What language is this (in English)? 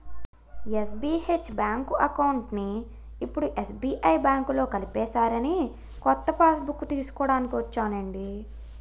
Telugu